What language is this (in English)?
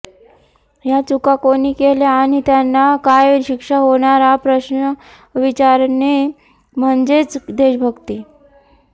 Marathi